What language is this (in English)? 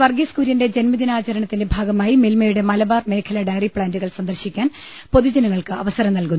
Malayalam